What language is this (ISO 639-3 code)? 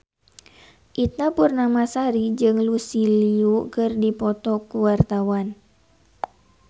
sun